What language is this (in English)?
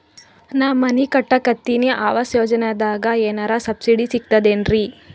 Kannada